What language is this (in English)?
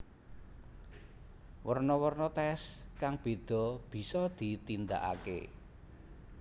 Javanese